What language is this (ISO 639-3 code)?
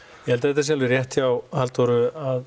isl